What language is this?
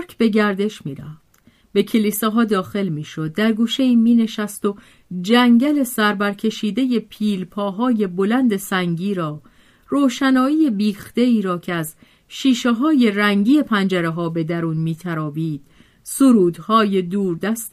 Persian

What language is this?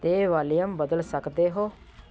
Punjabi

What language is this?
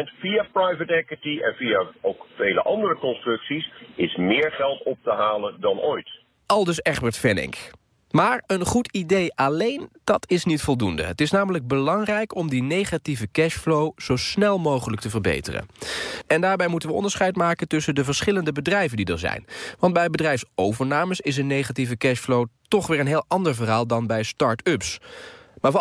Dutch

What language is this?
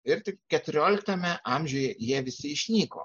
Lithuanian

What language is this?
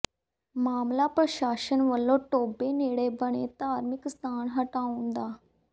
Punjabi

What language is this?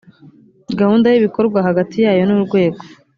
Kinyarwanda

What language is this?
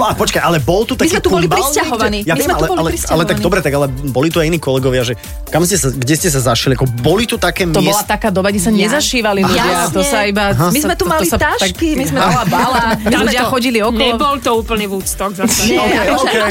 Slovak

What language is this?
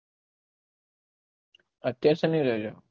Gujarati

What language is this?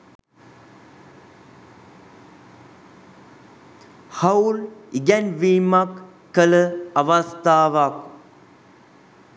Sinhala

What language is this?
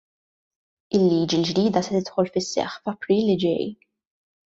Maltese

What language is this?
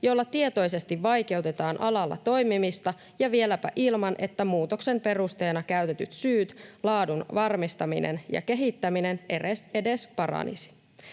Finnish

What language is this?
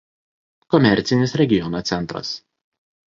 Lithuanian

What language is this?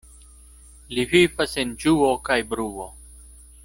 Esperanto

